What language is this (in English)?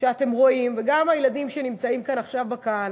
Hebrew